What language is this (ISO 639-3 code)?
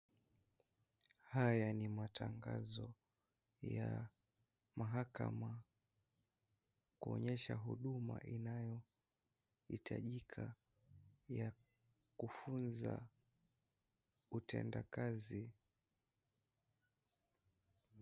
swa